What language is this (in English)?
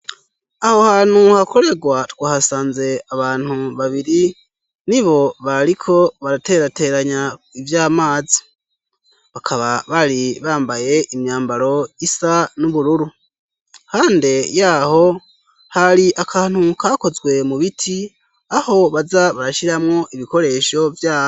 Rundi